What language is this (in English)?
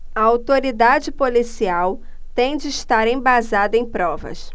Portuguese